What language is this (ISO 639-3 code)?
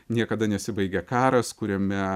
lit